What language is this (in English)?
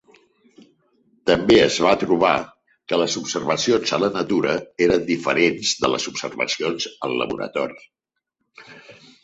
Catalan